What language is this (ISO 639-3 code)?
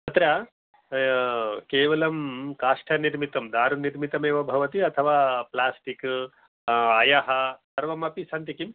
san